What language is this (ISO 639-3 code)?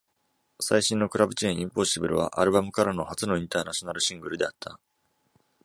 jpn